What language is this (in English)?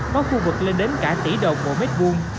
Vietnamese